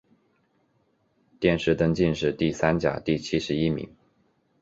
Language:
Chinese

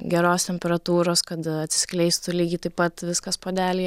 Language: Lithuanian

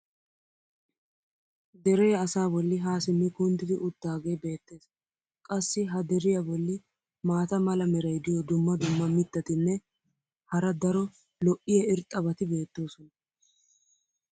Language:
Wolaytta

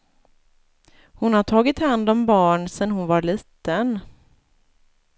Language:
Swedish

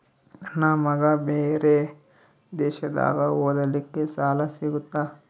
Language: Kannada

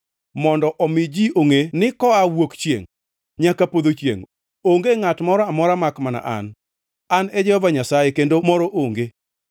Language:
Luo (Kenya and Tanzania)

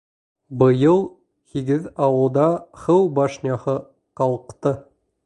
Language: Bashkir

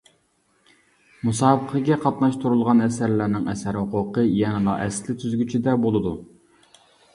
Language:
Uyghur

